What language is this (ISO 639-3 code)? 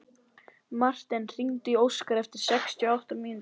isl